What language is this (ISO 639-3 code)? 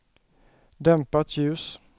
swe